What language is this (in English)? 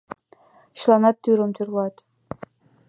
Mari